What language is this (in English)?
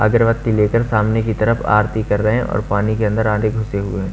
Hindi